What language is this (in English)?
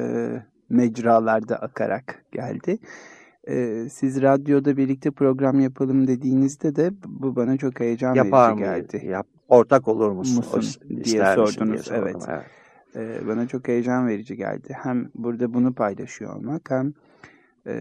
Turkish